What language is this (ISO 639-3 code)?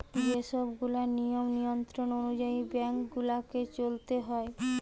ben